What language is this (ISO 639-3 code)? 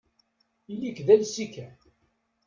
kab